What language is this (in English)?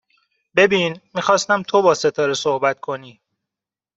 Persian